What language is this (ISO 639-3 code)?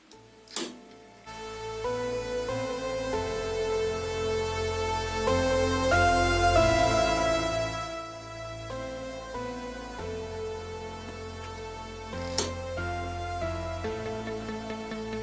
tur